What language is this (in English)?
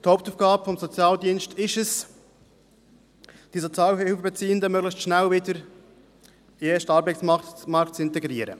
Swiss German